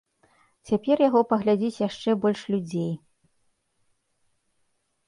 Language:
Belarusian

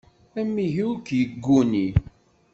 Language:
Kabyle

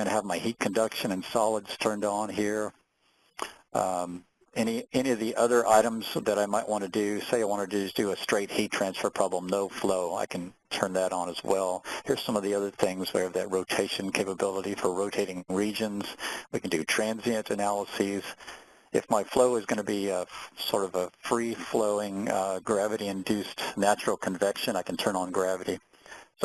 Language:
English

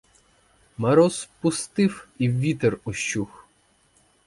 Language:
Ukrainian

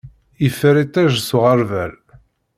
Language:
Kabyle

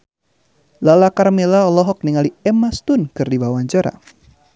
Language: Sundanese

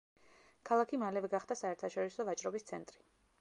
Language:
Georgian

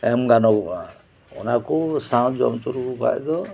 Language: Santali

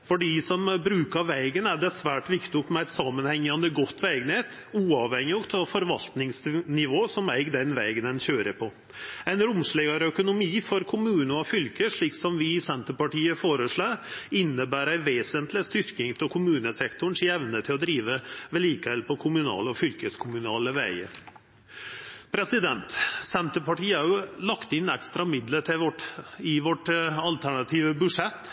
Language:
Norwegian Nynorsk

